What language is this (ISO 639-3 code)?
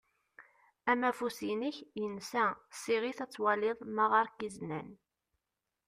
kab